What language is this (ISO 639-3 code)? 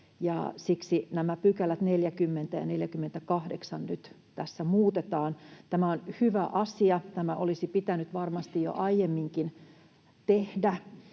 fin